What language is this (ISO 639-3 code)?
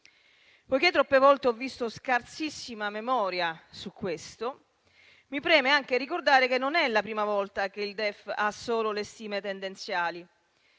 ita